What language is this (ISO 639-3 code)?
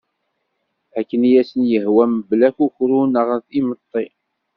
kab